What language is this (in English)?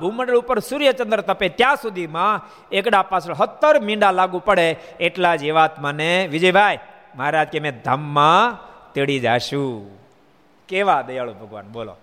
Gujarati